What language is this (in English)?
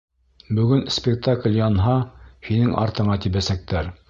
Bashkir